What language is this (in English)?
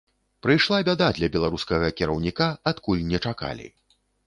Belarusian